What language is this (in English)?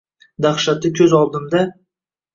Uzbek